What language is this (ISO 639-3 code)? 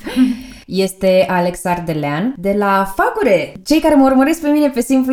ron